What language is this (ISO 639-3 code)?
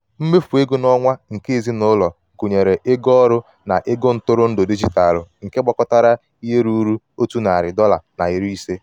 ibo